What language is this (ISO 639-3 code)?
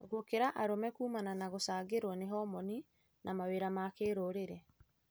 kik